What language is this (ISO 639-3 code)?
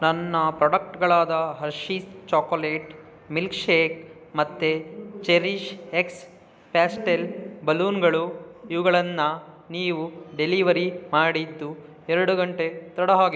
kan